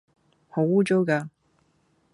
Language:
Cantonese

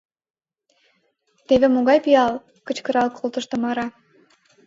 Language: Mari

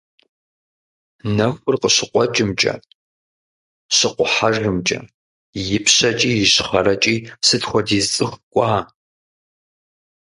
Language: Kabardian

